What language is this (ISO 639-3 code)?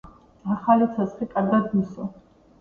kat